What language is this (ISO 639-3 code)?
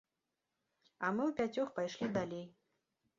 bel